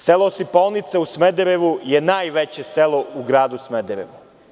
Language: Serbian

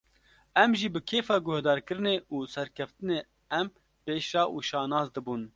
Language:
Kurdish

